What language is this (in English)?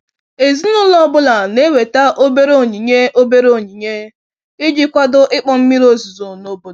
Igbo